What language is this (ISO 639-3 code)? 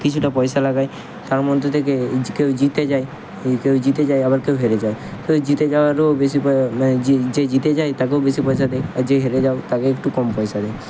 ben